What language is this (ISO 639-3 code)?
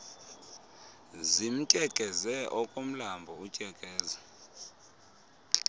xho